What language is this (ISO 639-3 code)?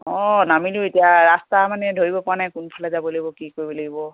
asm